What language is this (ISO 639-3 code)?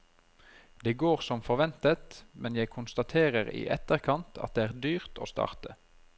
nor